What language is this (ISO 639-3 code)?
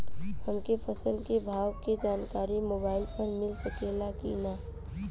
bho